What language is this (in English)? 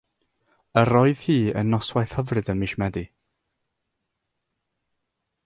Welsh